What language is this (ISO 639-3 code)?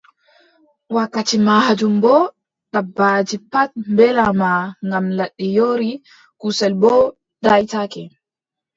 fub